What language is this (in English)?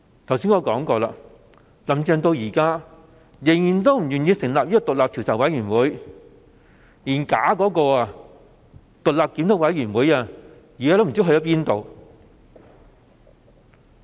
Cantonese